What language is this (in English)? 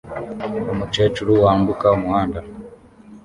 Kinyarwanda